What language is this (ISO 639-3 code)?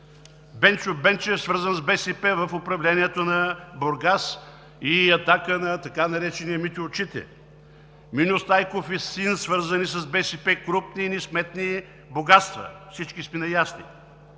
bul